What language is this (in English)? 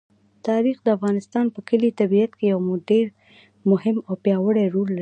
Pashto